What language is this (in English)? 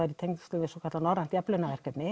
Icelandic